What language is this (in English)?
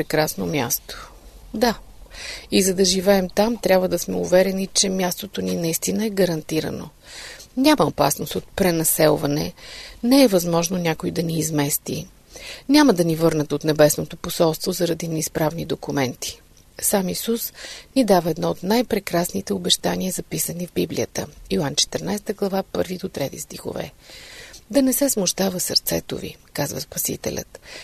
Bulgarian